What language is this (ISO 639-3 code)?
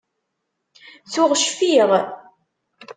kab